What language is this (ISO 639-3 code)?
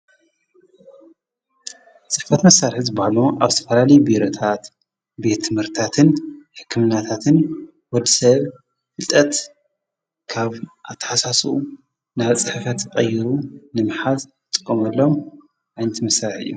tir